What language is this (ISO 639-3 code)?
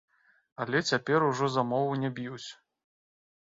bel